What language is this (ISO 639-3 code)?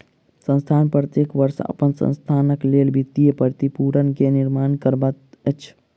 mai